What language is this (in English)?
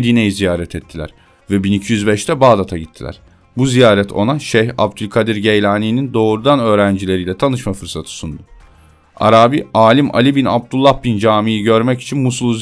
Turkish